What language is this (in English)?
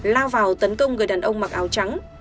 Vietnamese